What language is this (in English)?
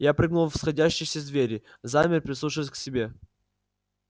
Russian